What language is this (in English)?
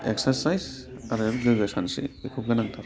Bodo